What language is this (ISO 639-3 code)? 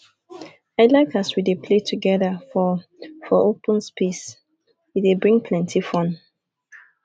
pcm